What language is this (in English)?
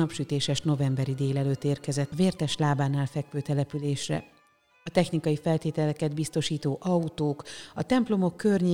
Hungarian